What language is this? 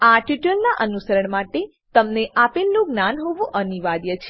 Gujarati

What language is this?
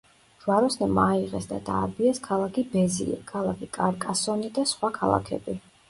Georgian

